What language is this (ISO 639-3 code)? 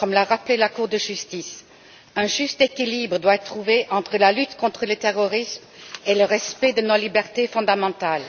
fra